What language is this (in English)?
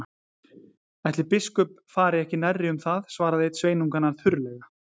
Icelandic